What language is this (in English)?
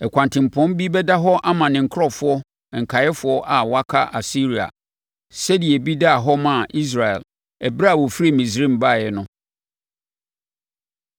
Akan